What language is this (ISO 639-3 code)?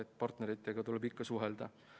est